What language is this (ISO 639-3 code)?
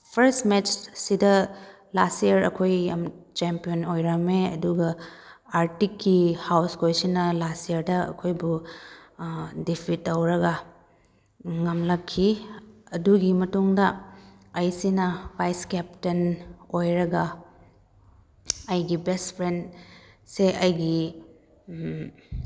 mni